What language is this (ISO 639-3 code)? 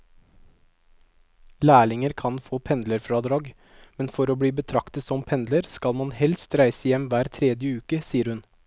nor